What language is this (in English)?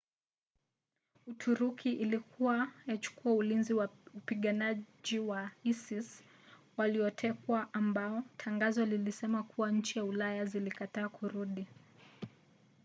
Swahili